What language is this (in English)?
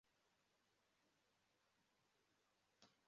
Kinyarwanda